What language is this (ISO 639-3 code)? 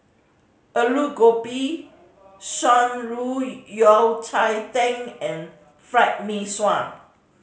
eng